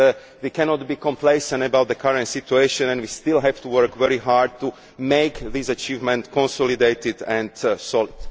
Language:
English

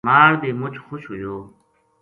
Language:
Gujari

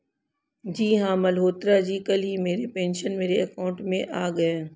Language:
Hindi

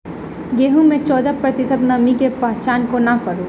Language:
Maithili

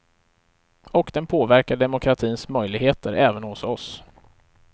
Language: Swedish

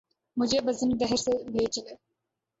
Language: Urdu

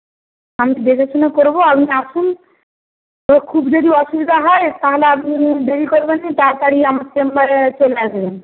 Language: Bangla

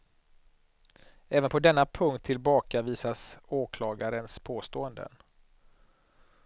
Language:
Swedish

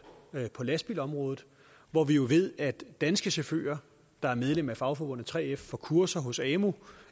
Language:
Danish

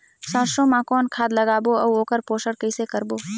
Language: Chhattisgarhi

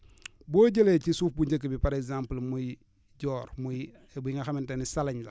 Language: Wolof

